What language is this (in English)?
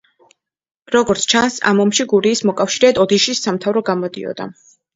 Georgian